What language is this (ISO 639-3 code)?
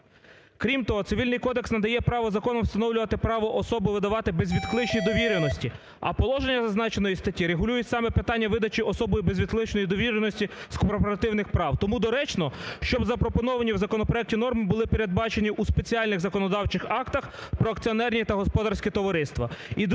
ukr